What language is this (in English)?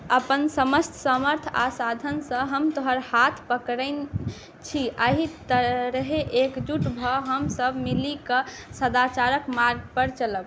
Maithili